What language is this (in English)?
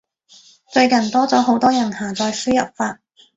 Cantonese